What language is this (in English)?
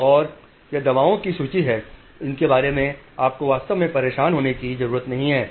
Hindi